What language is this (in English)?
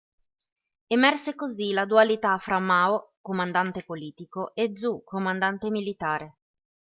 Italian